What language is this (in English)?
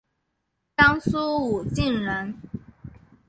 Chinese